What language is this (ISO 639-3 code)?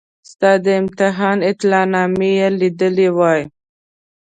pus